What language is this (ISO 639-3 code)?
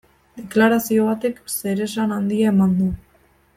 eus